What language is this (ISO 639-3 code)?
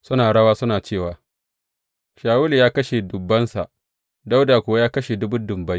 hau